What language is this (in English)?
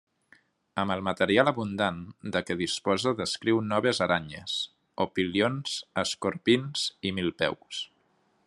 Catalan